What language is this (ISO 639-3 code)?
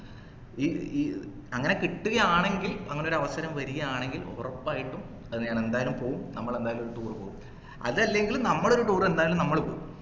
mal